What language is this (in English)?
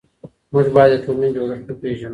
Pashto